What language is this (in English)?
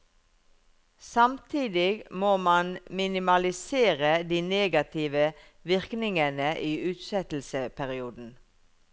Norwegian